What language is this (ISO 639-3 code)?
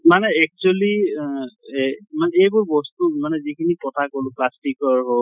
asm